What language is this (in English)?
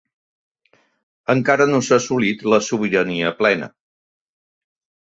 Catalan